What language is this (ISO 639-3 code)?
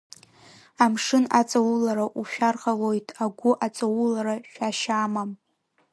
abk